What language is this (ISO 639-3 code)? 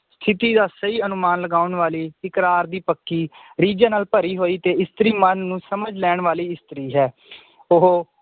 pan